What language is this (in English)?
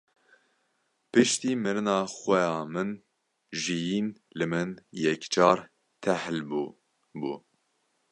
Kurdish